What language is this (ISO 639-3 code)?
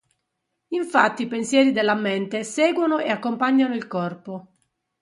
ita